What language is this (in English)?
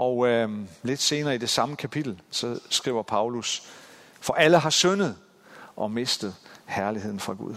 Danish